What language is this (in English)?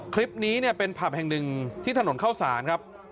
Thai